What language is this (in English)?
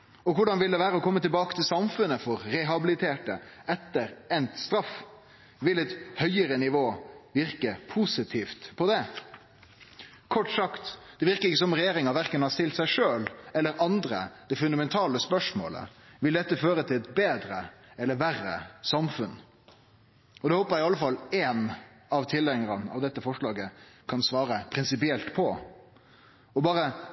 Norwegian Nynorsk